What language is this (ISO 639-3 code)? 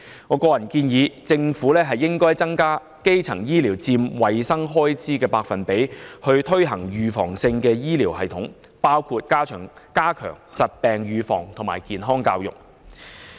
yue